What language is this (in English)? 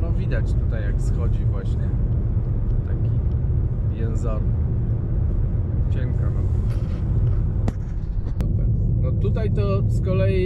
Polish